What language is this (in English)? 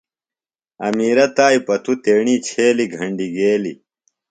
Phalura